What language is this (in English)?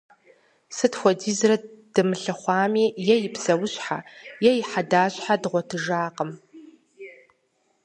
Kabardian